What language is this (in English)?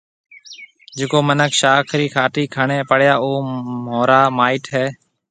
Marwari (Pakistan)